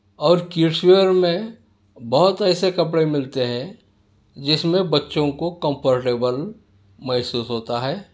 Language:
Urdu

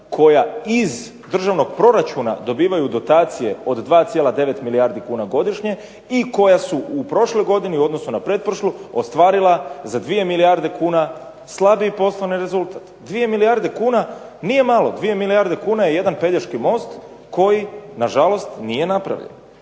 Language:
Croatian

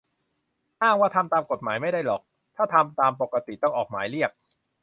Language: Thai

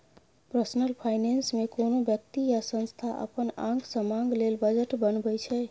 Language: Maithili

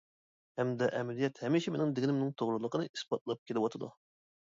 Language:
Uyghur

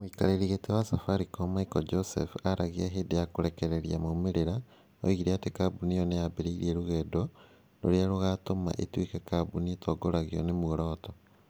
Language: Kikuyu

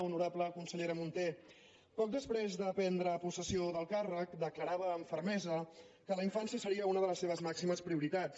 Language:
Catalan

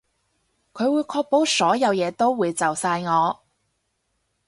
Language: Cantonese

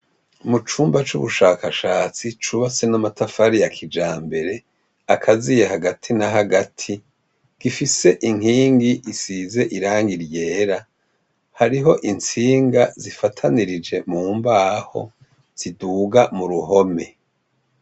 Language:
Rundi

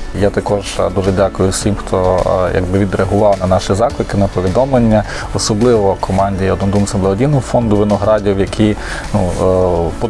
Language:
Ukrainian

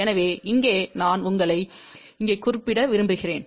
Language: Tamil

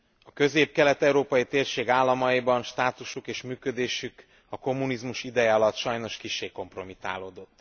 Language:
Hungarian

